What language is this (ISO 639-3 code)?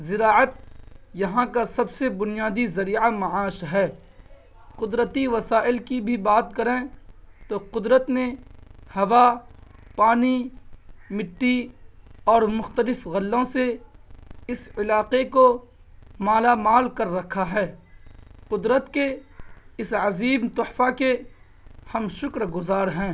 urd